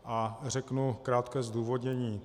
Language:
Czech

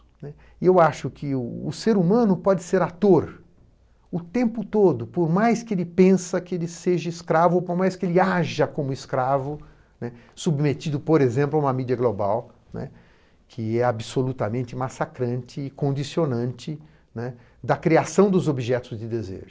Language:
Portuguese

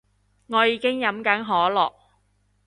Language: Cantonese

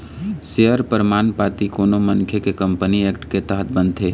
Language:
Chhattisgarhi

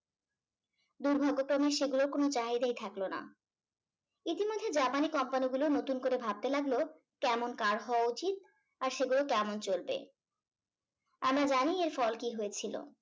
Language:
Bangla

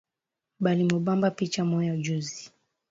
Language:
Swahili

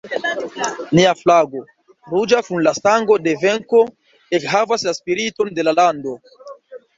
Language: Esperanto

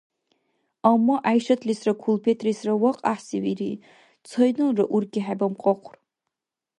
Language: Dargwa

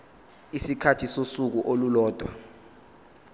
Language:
Zulu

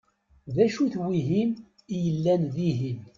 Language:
Kabyle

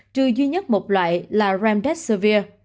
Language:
Vietnamese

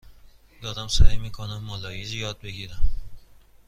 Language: Persian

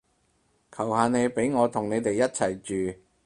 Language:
Cantonese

